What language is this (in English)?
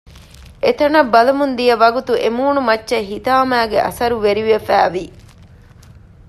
Divehi